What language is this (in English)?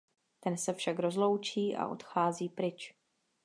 Czech